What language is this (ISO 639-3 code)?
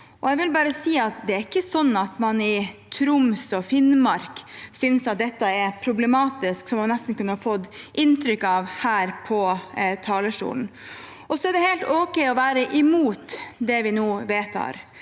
nor